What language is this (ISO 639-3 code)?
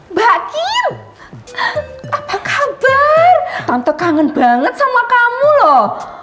ind